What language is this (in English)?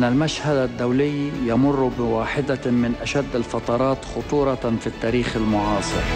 Arabic